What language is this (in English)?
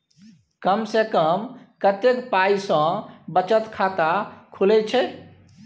Maithili